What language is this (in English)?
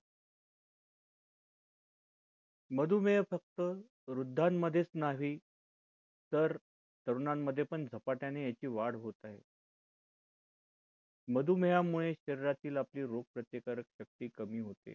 Marathi